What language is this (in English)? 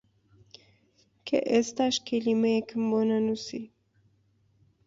Central Kurdish